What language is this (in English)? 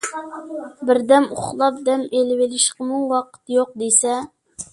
Uyghur